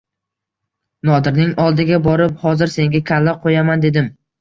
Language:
Uzbek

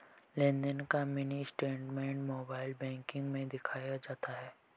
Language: Hindi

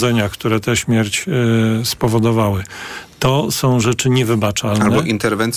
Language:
Polish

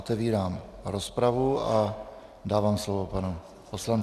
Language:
Czech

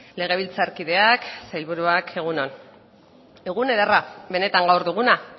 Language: Basque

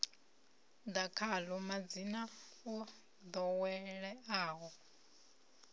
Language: Venda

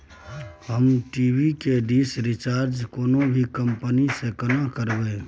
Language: Maithili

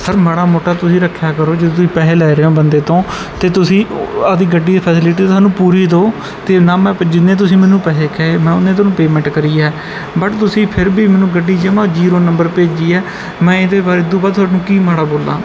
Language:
Punjabi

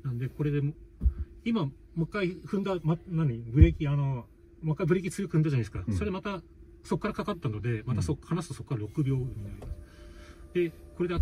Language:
Japanese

